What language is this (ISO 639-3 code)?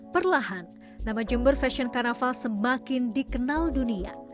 ind